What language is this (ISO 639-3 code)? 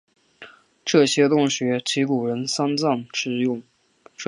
zho